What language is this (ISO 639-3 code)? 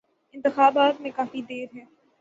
urd